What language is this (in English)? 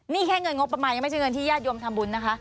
Thai